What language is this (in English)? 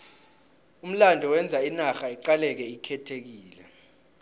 South Ndebele